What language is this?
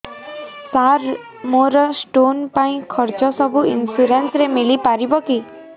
Odia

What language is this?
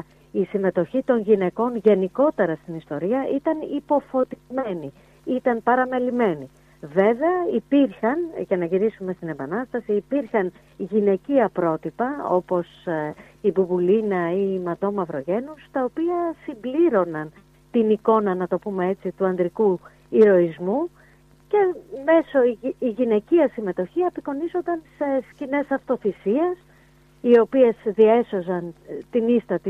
Greek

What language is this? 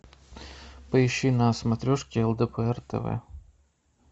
Russian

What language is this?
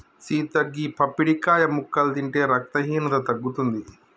Telugu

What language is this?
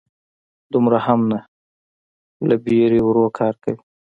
Pashto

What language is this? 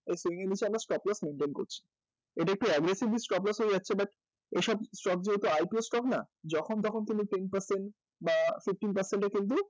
Bangla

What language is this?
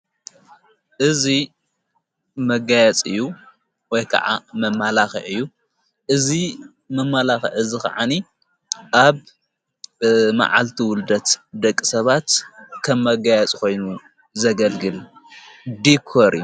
Tigrinya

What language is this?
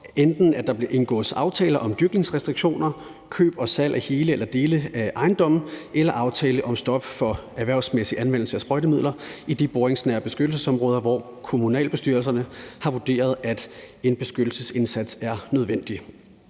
Danish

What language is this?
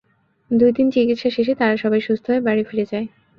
Bangla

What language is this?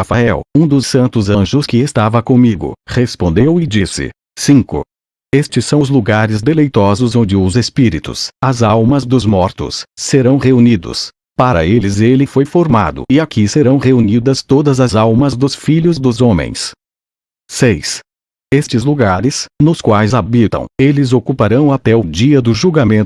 Portuguese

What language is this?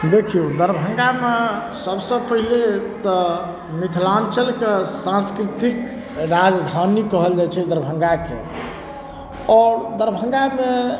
Maithili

